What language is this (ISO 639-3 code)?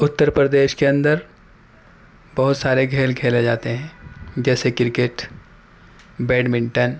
urd